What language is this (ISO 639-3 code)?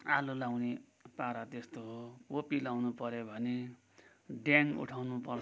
nep